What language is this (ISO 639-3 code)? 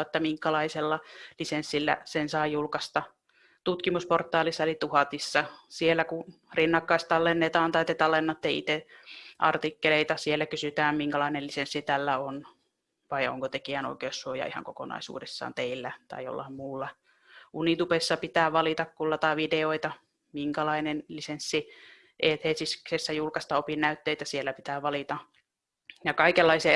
fin